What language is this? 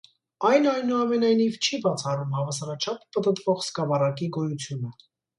Armenian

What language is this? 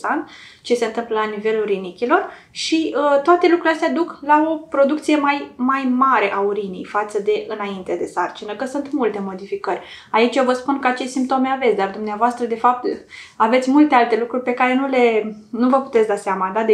Romanian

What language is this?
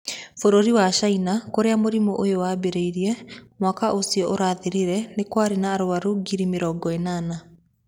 Kikuyu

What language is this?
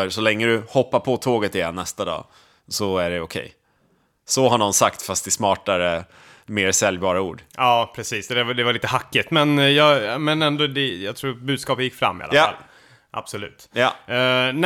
Swedish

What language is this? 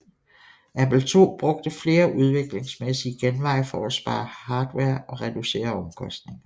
Danish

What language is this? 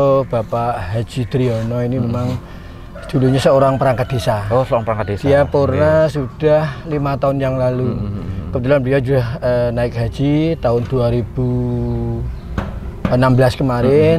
Indonesian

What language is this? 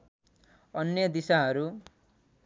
Nepali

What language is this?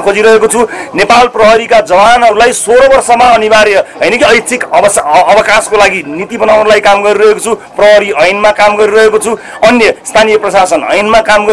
Indonesian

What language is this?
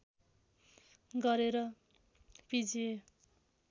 Nepali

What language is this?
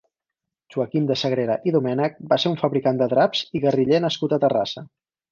Catalan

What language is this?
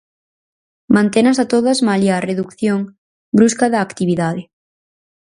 Galician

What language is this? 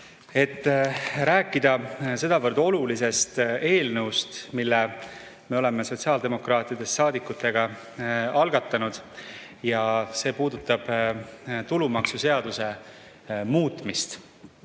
Estonian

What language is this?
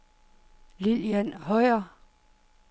Danish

